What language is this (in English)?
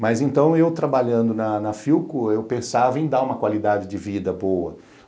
Portuguese